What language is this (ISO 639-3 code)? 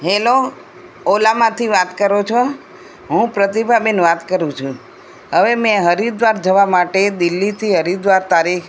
guj